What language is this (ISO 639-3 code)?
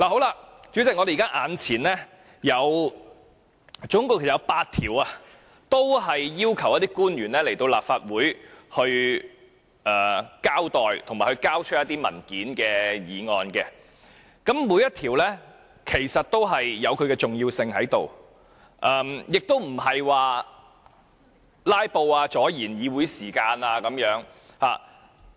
yue